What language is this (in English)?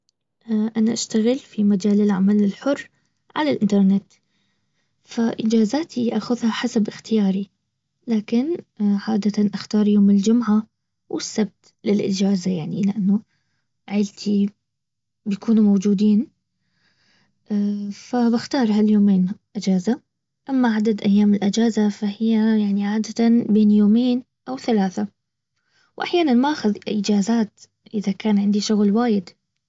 Baharna Arabic